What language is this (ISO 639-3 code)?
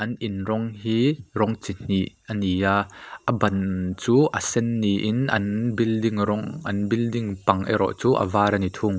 lus